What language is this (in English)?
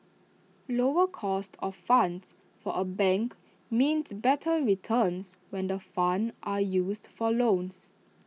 English